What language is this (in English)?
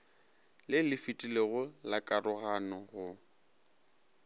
Northern Sotho